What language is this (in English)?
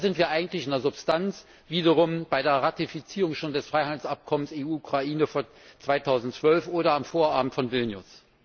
German